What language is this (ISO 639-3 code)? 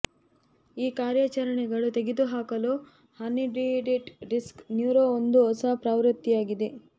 kan